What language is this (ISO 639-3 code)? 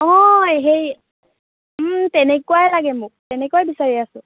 asm